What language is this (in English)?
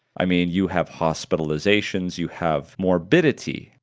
English